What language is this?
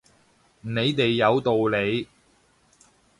Cantonese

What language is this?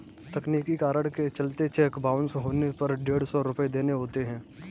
Hindi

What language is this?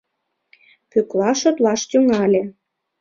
Mari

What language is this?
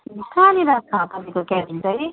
Nepali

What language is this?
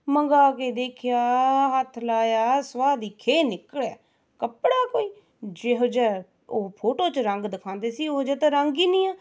Punjabi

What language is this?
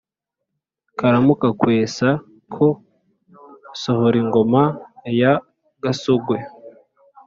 Kinyarwanda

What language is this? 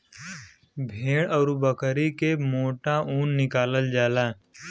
Bhojpuri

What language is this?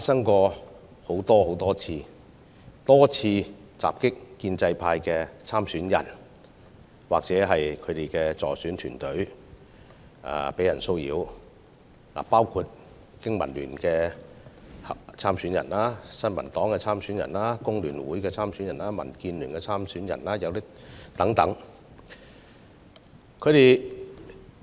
Cantonese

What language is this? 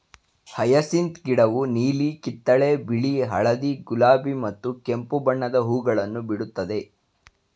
Kannada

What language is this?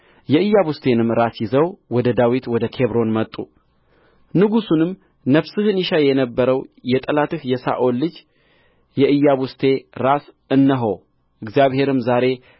Amharic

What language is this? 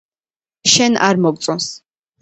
Georgian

